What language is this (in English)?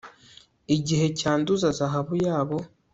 Kinyarwanda